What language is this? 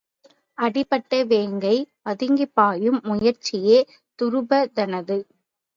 Tamil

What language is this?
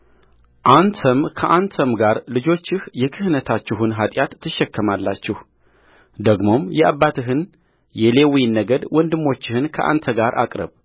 Amharic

